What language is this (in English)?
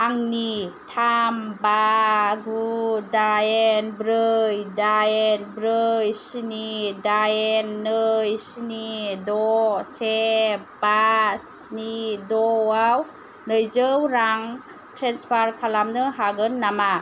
Bodo